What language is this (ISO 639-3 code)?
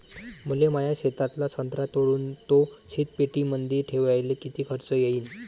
mar